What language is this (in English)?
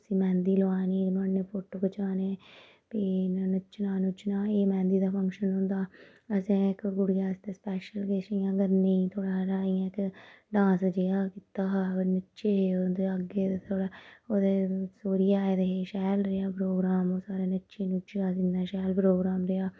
Dogri